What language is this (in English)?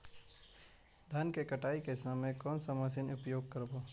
Magahi